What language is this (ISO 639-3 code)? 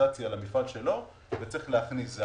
heb